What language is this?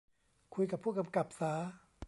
Thai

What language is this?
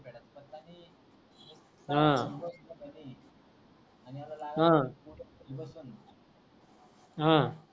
Marathi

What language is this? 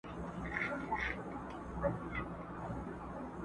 Pashto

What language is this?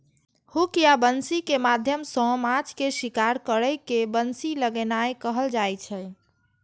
Maithili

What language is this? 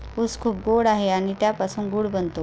Marathi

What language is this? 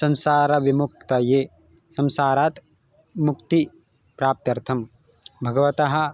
Sanskrit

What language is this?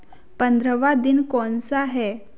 Hindi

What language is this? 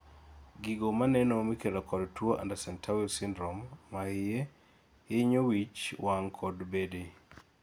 Luo (Kenya and Tanzania)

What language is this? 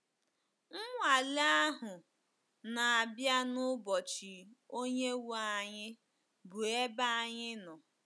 Igbo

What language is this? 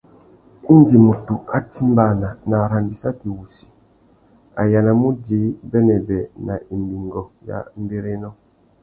Tuki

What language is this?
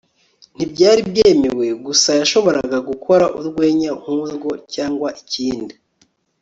Kinyarwanda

